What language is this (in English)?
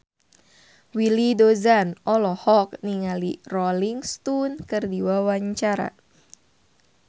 Sundanese